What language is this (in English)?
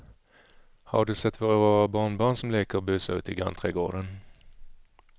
Swedish